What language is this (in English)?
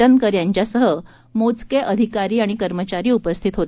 Marathi